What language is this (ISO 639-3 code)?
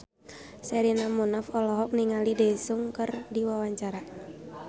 sun